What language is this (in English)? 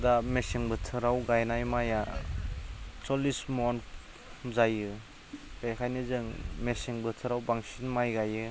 Bodo